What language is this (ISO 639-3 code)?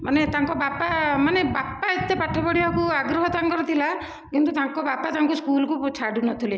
ori